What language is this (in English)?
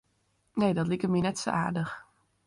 Western Frisian